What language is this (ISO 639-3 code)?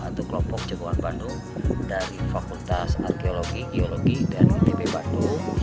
ind